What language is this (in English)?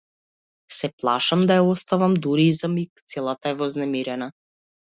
Macedonian